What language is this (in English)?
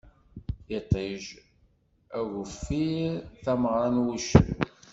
Kabyle